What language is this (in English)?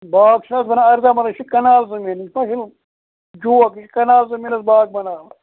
Kashmiri